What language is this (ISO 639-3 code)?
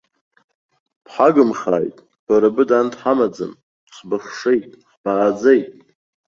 abk